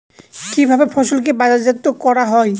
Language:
Bangla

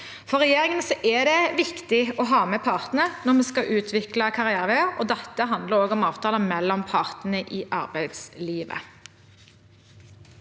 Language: Norwegian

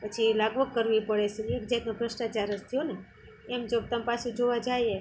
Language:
Gujarati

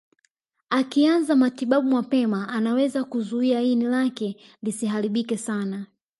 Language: Swahili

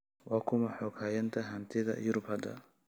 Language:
Somali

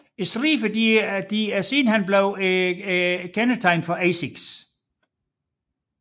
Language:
Danish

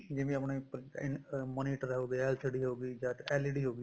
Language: Punjabi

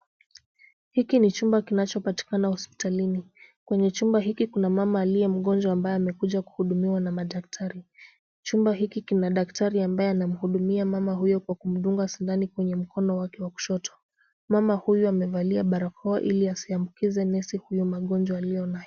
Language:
Swahili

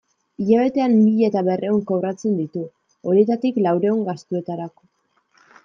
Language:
Basque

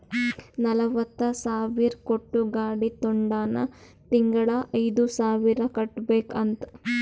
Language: Kannada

